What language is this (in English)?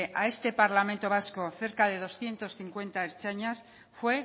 Spanish